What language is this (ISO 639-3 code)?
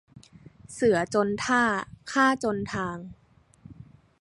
tha